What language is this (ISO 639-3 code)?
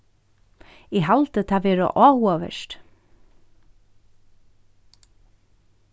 fao